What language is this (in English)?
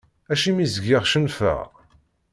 Kabyle